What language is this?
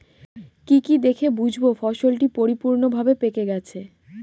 Bangla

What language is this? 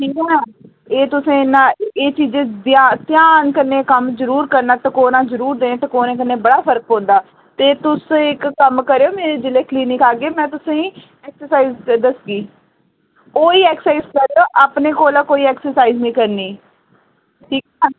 Dogri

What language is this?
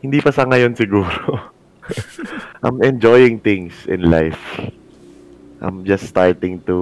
Filipino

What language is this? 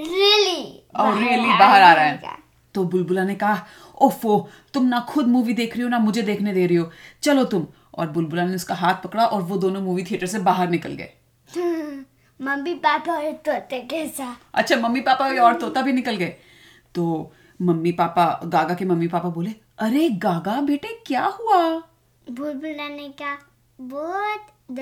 Hindi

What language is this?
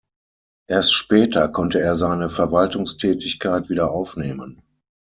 German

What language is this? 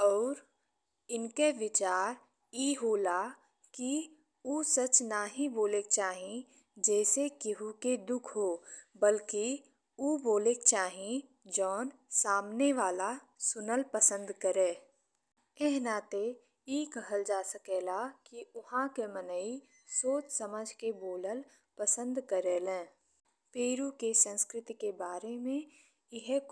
Bhojpuri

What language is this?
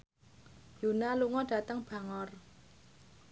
Javanese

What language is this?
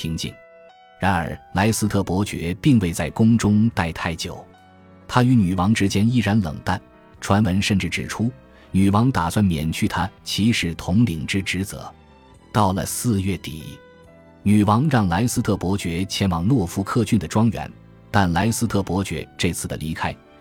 Chinese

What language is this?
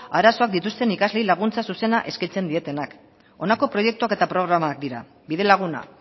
Basque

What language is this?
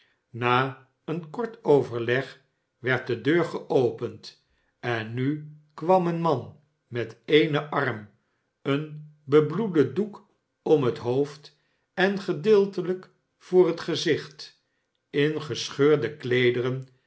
Dutch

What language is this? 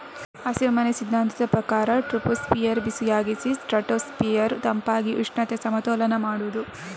Kannada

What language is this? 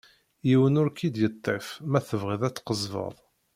Kabyle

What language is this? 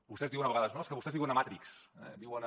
Catalan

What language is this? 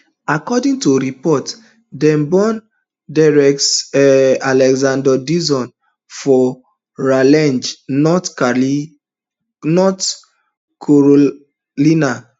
Nigerian Pidgin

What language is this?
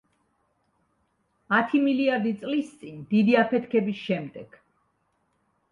Georgian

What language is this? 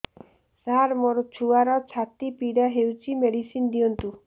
Odia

